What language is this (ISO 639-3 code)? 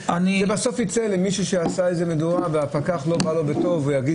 heb